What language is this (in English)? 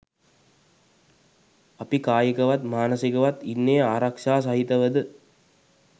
Sinhala